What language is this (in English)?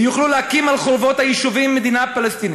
Hebrew